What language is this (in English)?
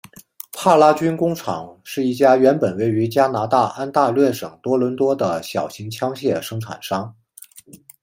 Chinese